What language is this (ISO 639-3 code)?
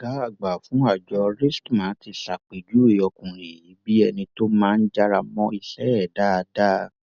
yor